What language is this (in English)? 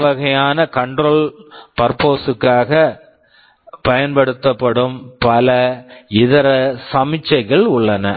Tamil